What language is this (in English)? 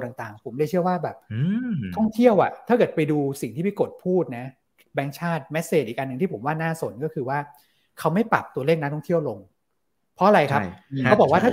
Thai